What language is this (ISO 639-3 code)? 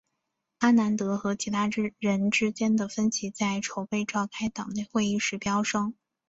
zho